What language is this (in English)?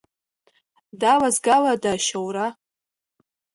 Abkhazian